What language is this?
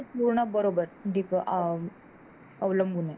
Marathi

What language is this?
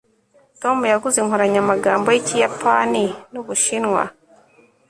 Kinyarwanda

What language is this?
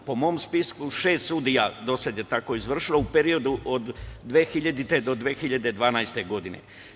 Serbian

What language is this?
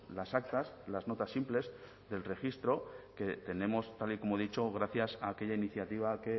Spanish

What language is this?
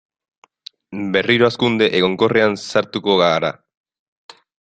Basque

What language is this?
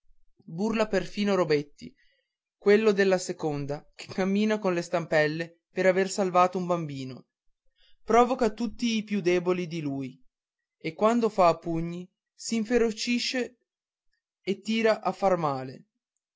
Italian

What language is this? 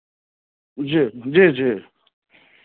Maithili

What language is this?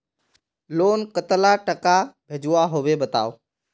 Magahi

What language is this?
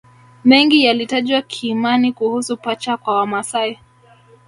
Swahili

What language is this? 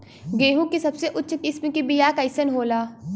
Bhojpuri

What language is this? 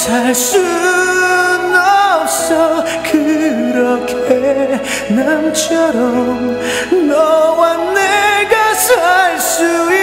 Korean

